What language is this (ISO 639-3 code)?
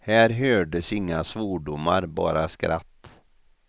swe